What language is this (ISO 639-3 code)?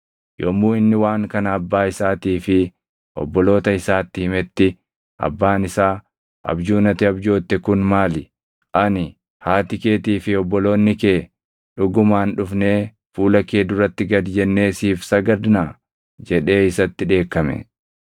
orm